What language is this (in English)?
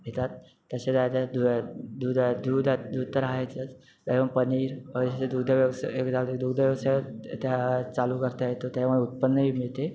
Marathi